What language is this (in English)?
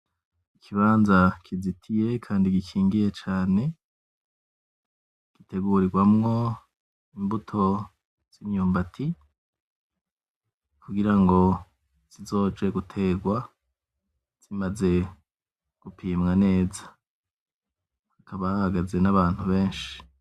Rundi